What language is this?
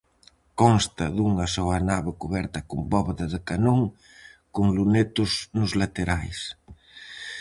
Galician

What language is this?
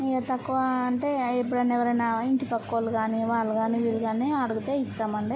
Telugu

